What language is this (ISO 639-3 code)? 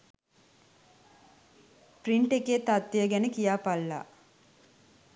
sin